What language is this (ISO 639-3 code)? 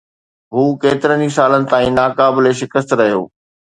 snd